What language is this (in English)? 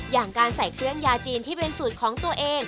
Thai